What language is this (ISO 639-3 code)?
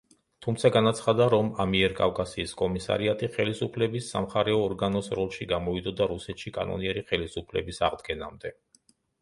kat